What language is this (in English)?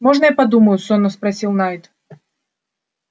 Russian